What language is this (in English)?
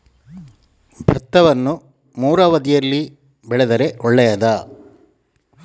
Kannada